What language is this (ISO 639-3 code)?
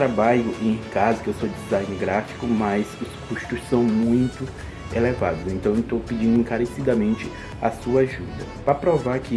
por